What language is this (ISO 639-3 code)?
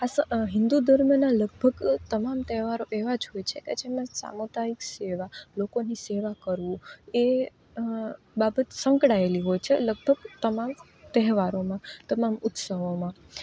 guj